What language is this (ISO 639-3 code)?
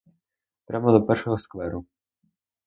ukr